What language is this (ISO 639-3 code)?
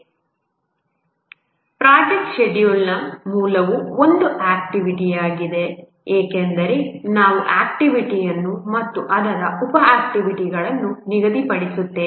kan